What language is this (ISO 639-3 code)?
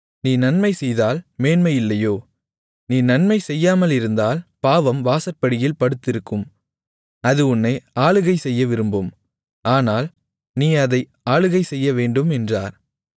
tam